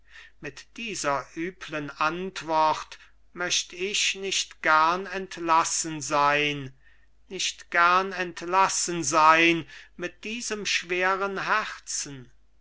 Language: German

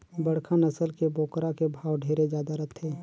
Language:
Chhattisgarhi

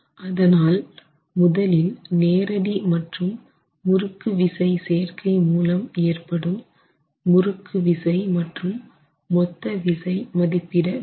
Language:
Tamil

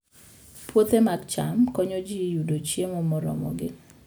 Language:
Luo (Kenya and Tanzania)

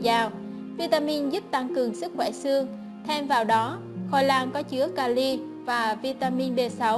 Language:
Vietnamese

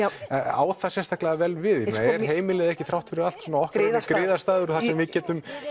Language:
Icelandic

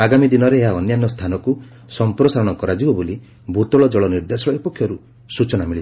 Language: Odia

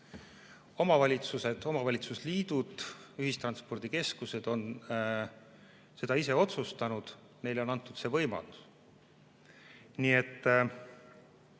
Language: Estonian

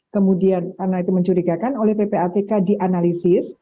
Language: Indonesian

